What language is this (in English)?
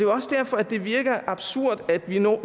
Danish